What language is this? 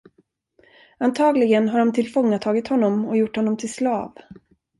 Swedish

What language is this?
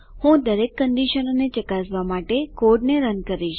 Gujarati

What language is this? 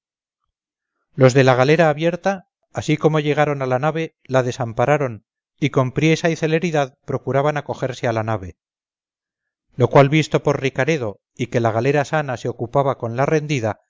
Spanish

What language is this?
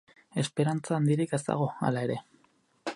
Basque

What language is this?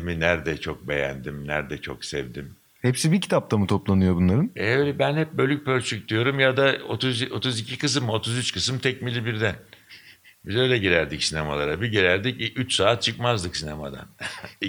Turkish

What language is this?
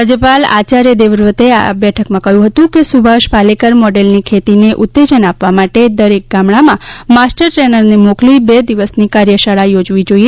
Gujarati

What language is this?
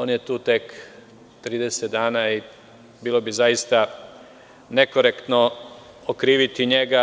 Serbian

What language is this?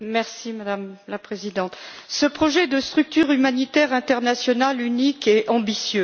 French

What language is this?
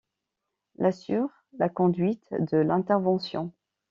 French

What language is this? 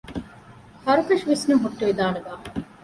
Divehi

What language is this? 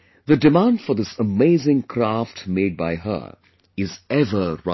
English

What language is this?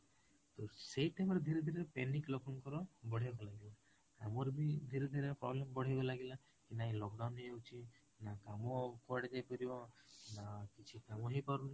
Odia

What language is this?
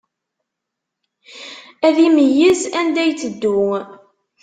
Kabyle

